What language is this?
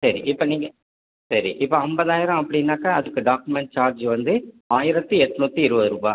Tamil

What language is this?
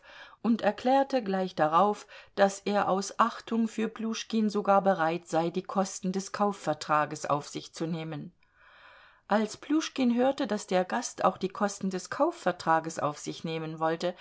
German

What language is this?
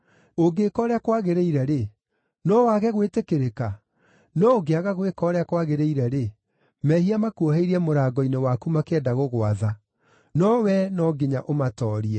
Kikuyu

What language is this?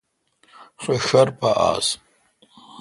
Kalkoti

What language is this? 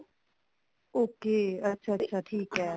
Punjabi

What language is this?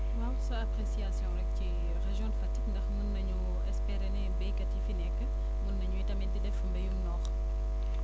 Wolof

